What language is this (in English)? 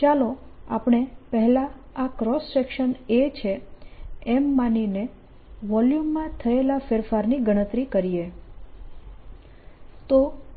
Gujarati